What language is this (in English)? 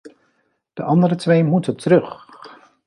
Dutch